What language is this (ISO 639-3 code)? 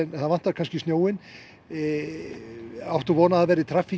isl